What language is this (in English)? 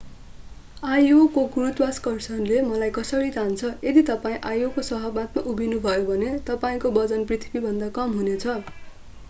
Nepali